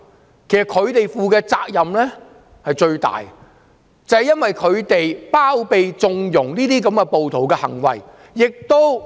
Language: Cantonese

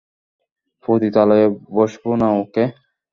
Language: Bangla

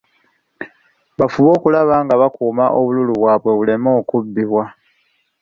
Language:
Ganda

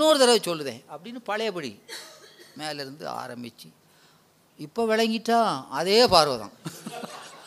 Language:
Tamil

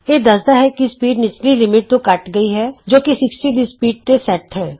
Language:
Punjabi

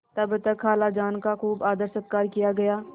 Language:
Hindi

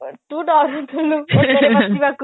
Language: Odia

